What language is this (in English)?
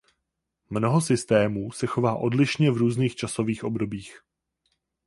Czech